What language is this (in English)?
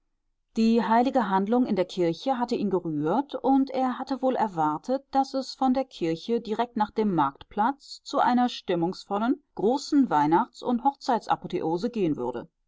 German